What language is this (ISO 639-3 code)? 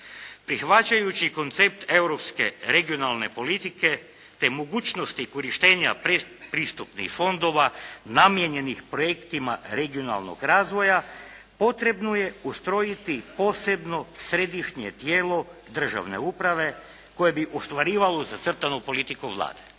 hrv